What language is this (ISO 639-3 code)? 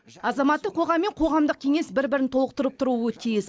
kaz